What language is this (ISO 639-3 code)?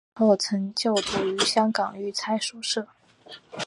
zho